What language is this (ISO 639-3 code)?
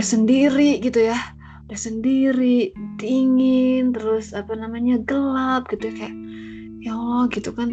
ind